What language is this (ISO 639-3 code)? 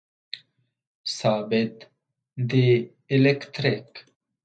fas